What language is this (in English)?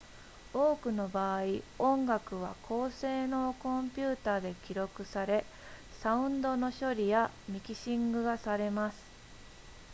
Japanese